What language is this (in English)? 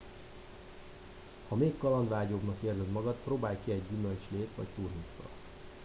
Hungarian